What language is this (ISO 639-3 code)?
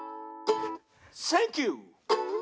jpn